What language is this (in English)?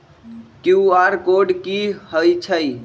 Magahi